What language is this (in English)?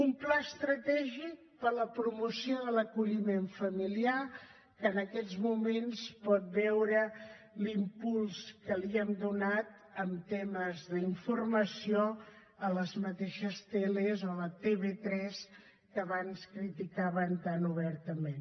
Catalan